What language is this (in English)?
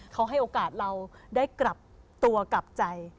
Thai